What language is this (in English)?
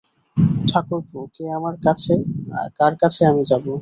Bangla